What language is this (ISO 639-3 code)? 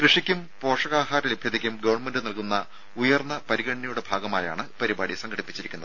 mal